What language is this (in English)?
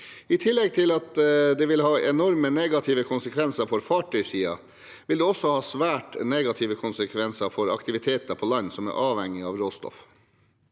Norwegian